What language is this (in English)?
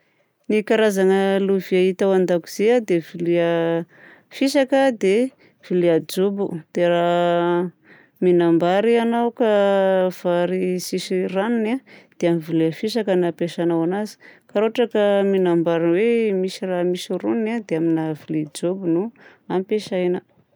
Southern Betsimisaraka Malagasy